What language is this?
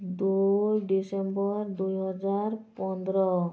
Odia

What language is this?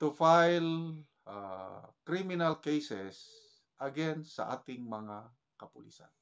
Filipino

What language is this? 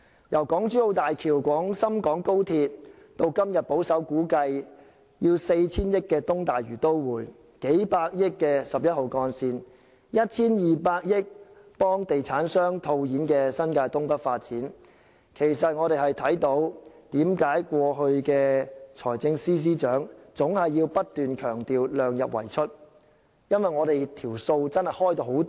Cantonese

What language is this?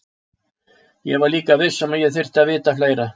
Icelandic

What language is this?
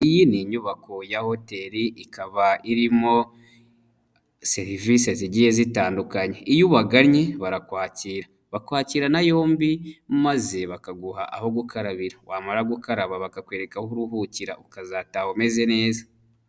Kinyarwanda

